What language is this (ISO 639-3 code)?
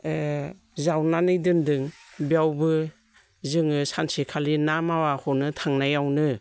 brx